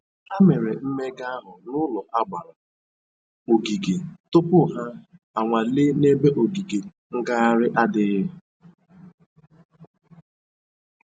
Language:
Igbo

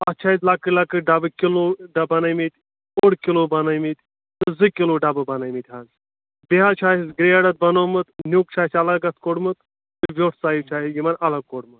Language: Kashmiri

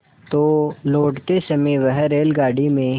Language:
Hindi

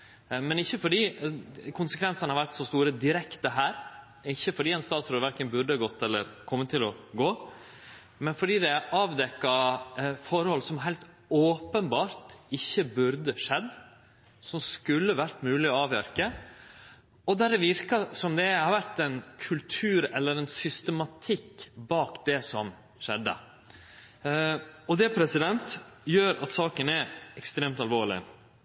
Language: Norwegian Nynorsk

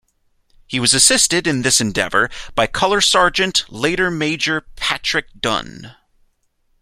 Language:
English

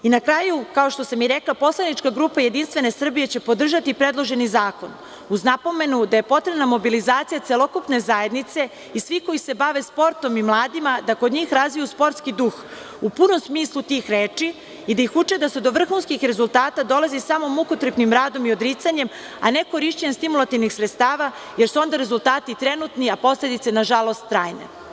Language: Serbian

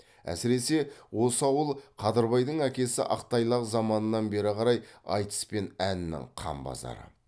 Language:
Kazakh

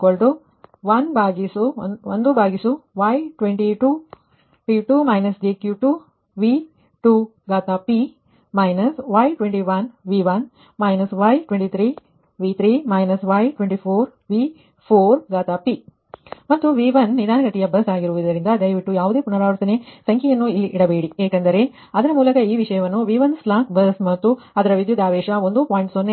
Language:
Kannada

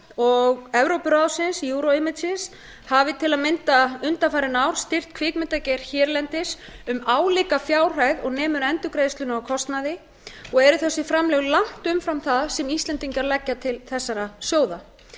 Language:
Icelandic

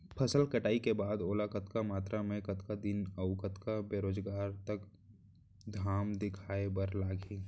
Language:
Chhattisgarhi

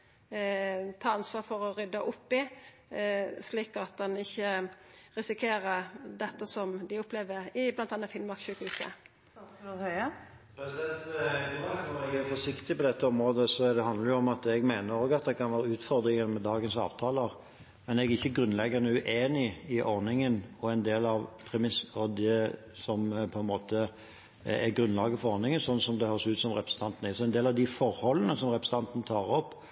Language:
Norwegian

